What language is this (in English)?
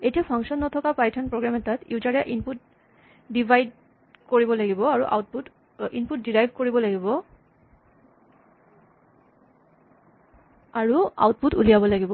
Assamese